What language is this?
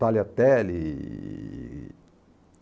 Portuguese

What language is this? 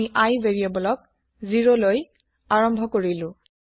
Assamese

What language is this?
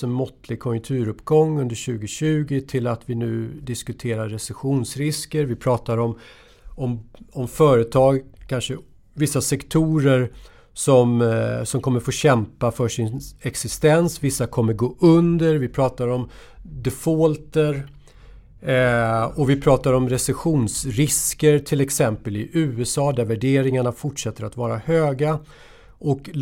Swedish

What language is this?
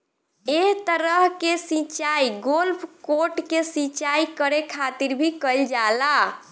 Bhojpuri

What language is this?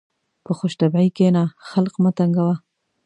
Pashto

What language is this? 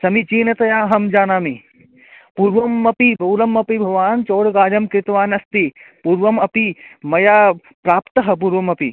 Sanskrit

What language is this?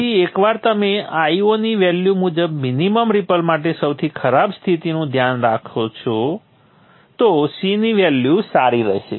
Gujarati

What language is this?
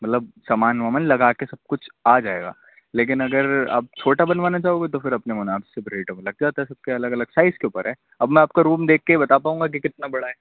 Urdu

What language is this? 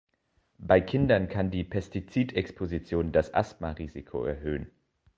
German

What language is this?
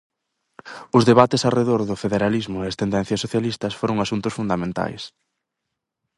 Galician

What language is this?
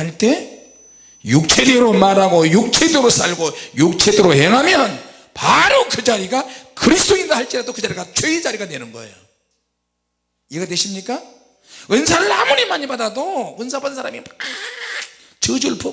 Korean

